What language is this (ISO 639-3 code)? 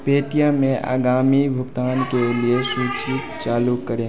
hin